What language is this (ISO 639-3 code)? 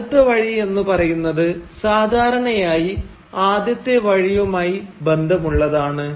mal